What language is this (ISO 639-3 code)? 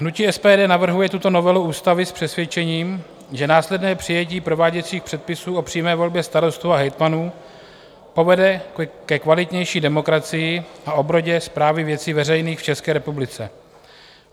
ces